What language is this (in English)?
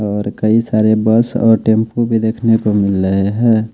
Hindi